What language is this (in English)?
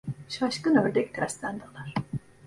Turkish